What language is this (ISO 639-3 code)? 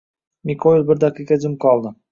uzb